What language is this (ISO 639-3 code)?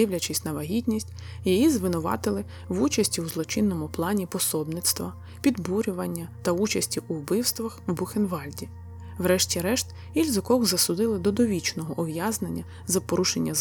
ukr